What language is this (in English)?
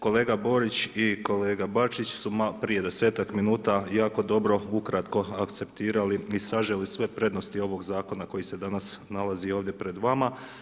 Croatian